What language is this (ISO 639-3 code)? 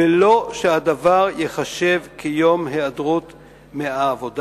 heb